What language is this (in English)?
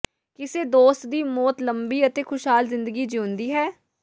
Punjabi